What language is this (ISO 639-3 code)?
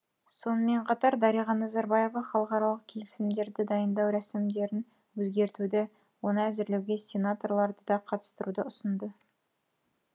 kaz